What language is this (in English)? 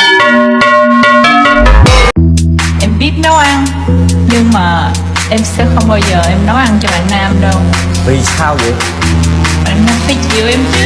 Vietnamese